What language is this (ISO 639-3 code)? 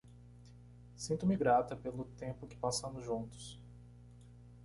por